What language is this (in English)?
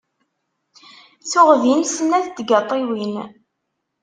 Kabyle